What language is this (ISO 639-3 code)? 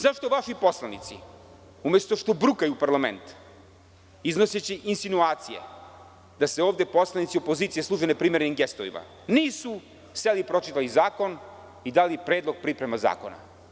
srp